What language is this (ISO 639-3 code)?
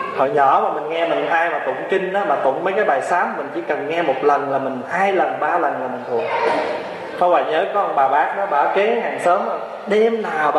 vie